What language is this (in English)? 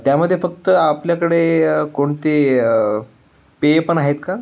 Marathi